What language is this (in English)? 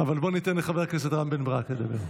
Hebrew